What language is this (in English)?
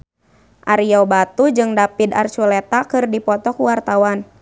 Sundanese